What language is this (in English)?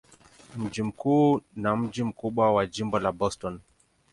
Swahili